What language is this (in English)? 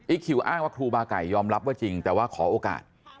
Thai